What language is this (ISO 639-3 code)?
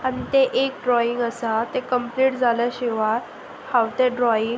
kok